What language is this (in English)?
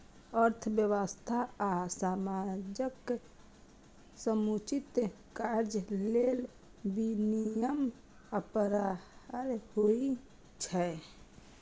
Maithili